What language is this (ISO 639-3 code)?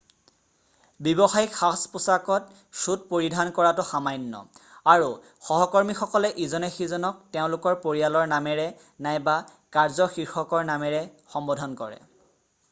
asm